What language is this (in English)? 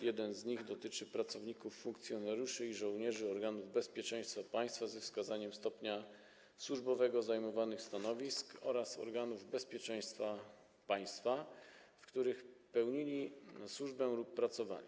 Polish